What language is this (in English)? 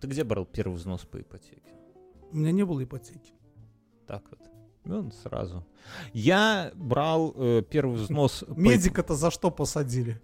Russian